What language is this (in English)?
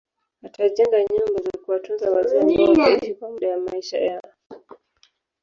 Swahili